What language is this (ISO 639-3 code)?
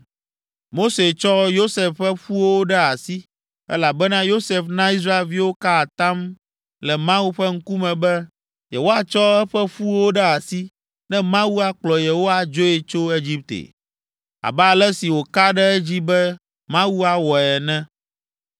ewe